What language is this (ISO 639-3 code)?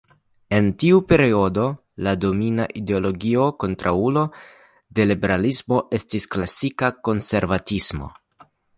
epo